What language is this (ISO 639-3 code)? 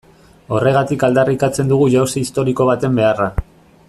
eus